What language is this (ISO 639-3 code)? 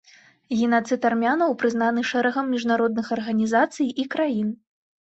bel